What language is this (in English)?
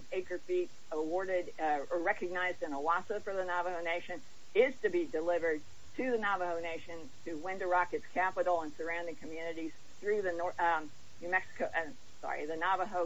English